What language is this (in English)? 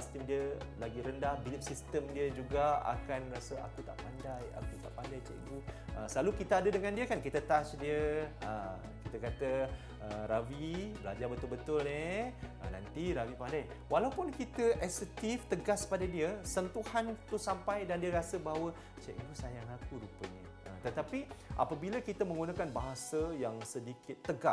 Malay